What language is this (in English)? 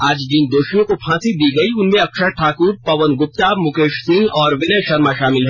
Hindi